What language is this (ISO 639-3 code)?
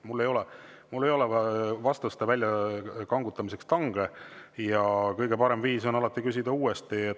est